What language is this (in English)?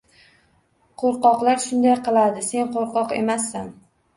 Uzbek